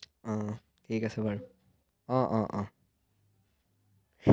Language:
Assamese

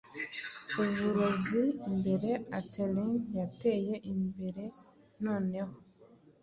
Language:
Kinyarwanda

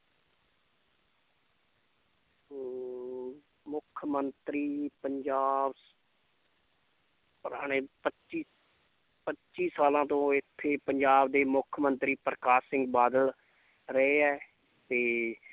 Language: Punjabi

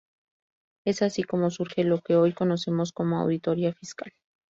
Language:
Spanish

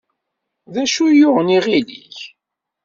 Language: Kabyle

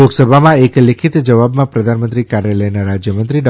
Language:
Gujarati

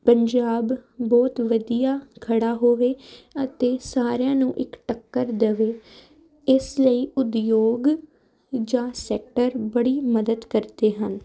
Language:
Punjabi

